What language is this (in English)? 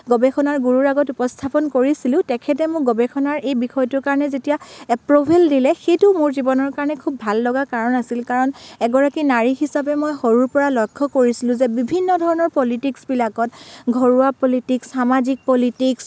Assamese